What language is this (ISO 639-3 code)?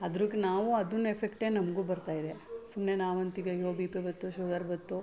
kan